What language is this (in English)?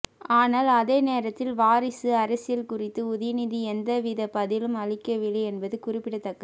Tamil